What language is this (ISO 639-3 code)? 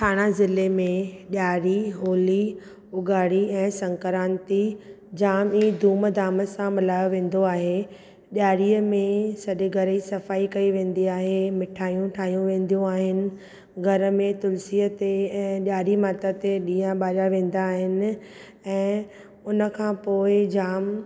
snd